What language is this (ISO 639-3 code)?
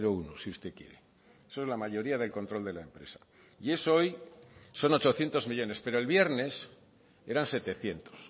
spa